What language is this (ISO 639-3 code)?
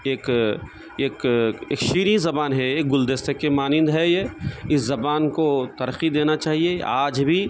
urd